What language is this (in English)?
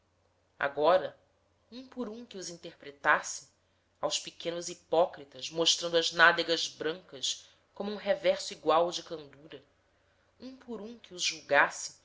Portuguese